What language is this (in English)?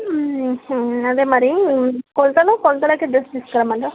Telugu